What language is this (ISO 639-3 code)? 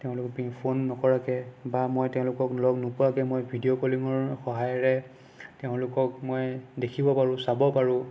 asm